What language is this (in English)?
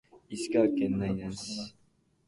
Japanese